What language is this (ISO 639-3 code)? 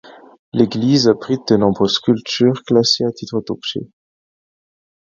fra